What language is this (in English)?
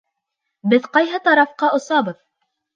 Bashkir